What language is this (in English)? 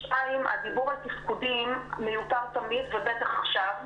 Hebrew